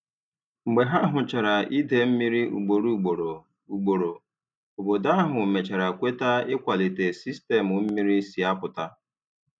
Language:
Igbo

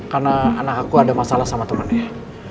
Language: Indonesian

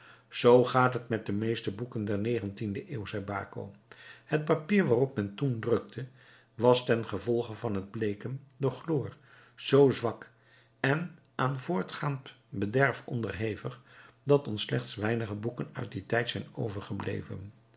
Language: Dutch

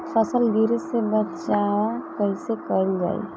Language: Bhojpuri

